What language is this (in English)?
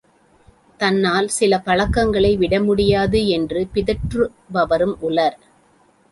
Tamil